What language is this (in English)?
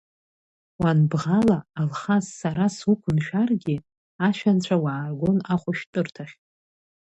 Abkhazian